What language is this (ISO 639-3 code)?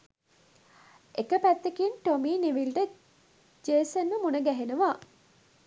sin